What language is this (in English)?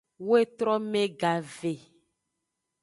Aja (Benin)